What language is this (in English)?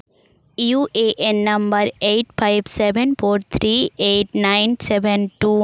Santali